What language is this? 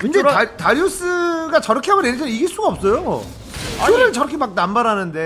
Korean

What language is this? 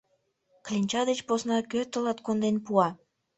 Mari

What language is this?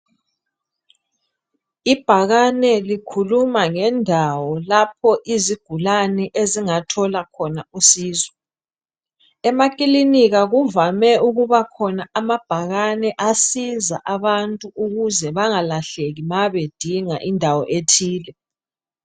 North Ndebele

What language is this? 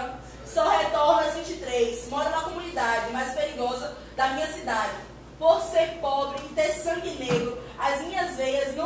Portuguese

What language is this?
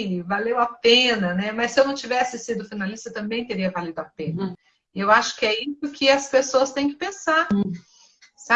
Portuguese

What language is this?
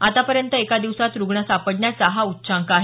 Marathi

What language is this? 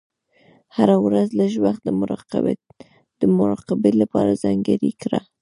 Pashto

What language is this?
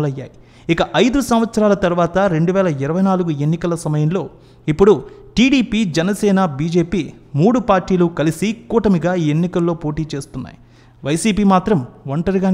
Telugu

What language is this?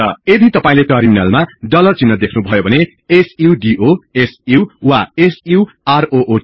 Nepali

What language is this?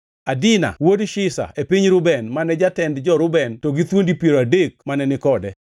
Luo (Kenya and Tanzania)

